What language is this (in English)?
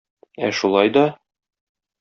Tatar